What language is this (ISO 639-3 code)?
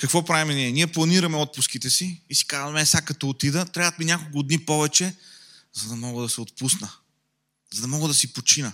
bul